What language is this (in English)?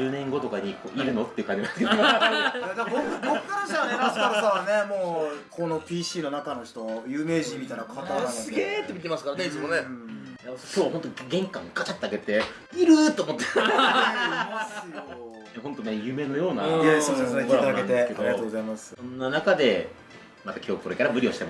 Japanese